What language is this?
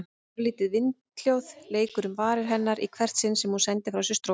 Icelandic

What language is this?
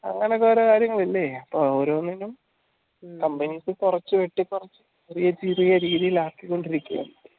Malayalam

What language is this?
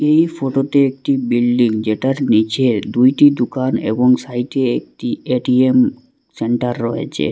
Bangla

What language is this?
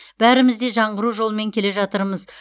Kazakh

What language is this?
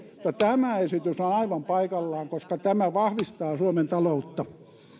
Finnish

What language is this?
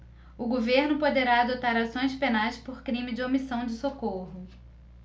Portuguese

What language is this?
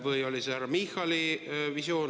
Estonian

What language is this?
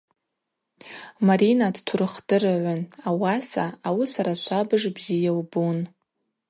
Abaza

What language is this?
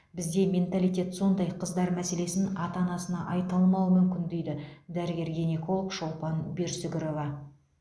Kazakh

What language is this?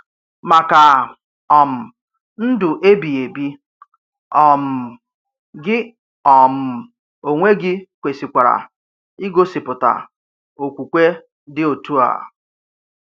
Igbo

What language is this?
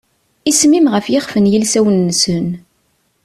Kabyle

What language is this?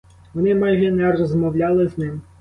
Ukrainian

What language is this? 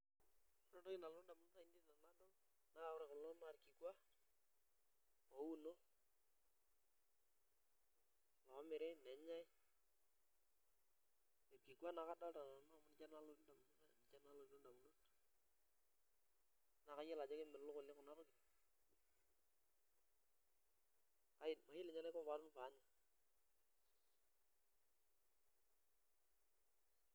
Masai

